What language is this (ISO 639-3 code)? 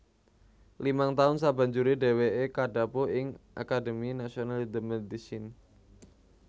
jav